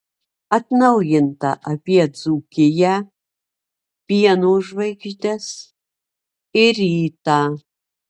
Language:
Lithuanian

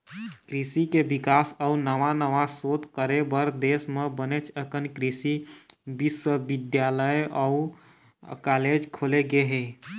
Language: Chhattisgarhi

